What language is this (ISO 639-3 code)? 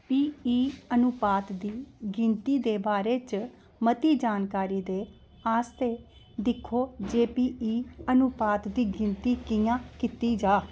doi